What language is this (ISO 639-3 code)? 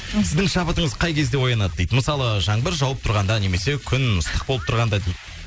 kaz